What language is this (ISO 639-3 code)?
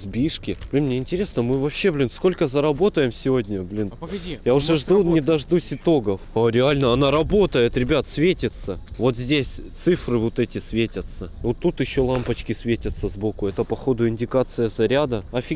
rus